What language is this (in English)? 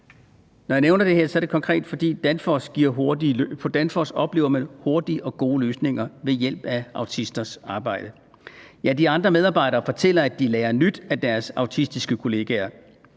Danish